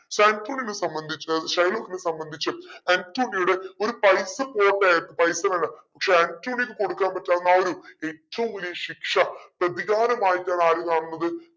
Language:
Malayalam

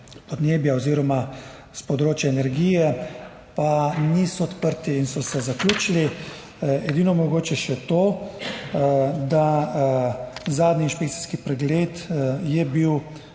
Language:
Slovenian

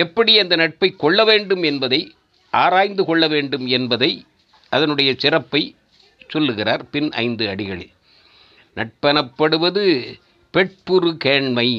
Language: Tamil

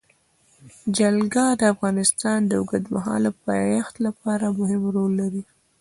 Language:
Pashto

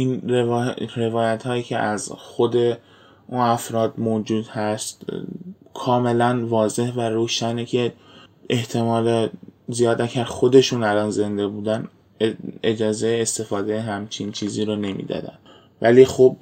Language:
Persian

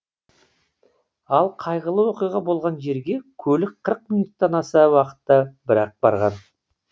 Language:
Kazakh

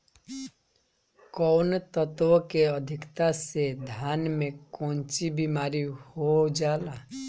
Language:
Bhojpuri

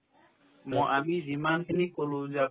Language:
Assamese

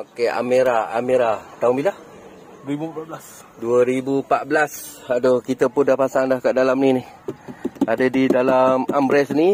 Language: Malay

